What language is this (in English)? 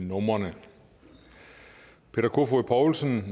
Danish